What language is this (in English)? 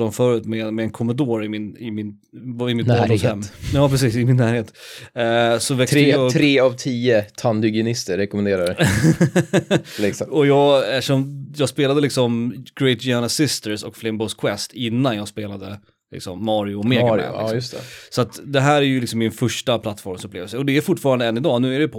Swedish